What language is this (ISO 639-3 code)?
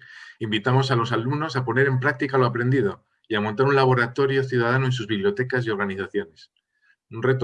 spa